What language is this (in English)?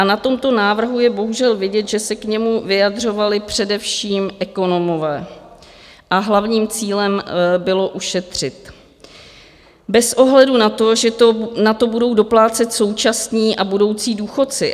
Czech